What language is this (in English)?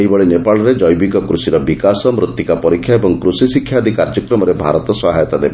Odia